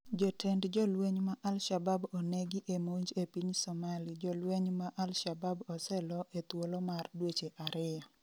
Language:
Luo (Kenya and Tanzania)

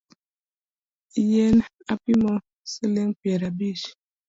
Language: Luo (Kenya and Tanzania)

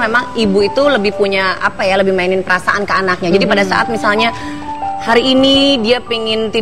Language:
Indonesian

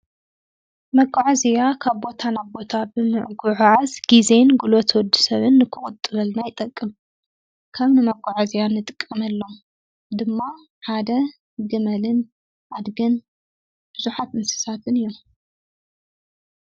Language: Tigrinya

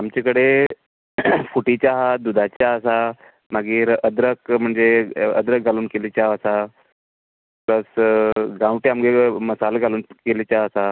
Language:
Konkani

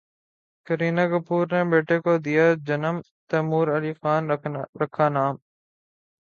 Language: Urdu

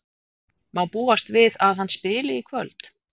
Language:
Icelandic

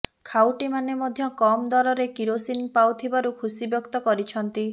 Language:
Odia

